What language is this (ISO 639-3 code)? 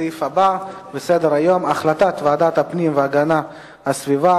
heb